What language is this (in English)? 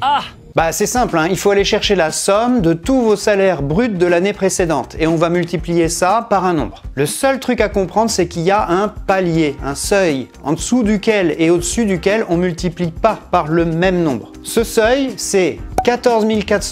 French